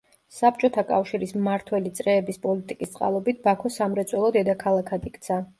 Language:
Georgian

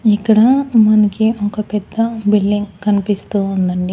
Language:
Telugu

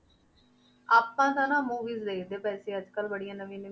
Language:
Punjabi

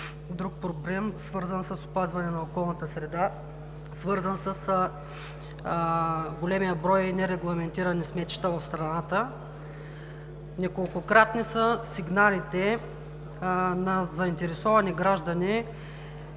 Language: Bulgarian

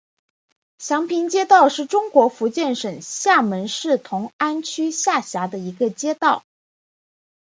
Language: Chinese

